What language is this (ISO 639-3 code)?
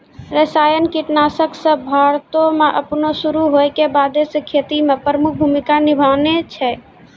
mai